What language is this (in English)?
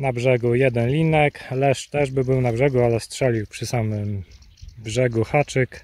Polish